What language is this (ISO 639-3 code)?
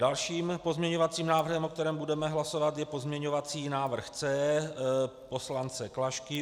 ces